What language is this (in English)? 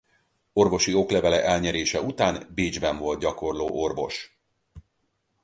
Hungarian